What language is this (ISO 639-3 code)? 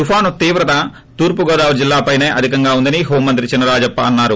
tel